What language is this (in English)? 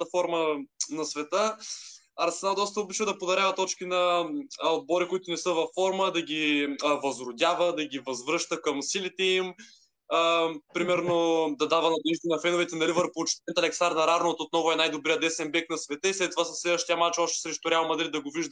Bulgarian